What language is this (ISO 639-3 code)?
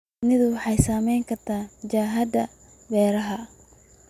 som